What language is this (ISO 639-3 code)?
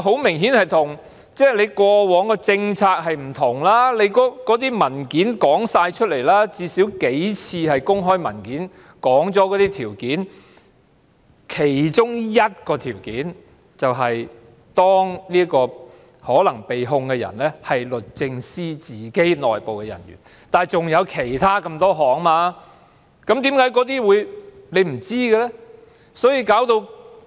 yue